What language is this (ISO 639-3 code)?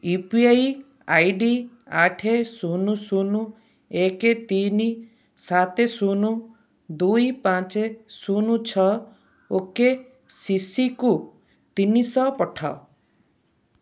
ori